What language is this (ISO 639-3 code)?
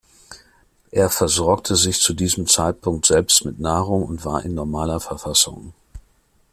deu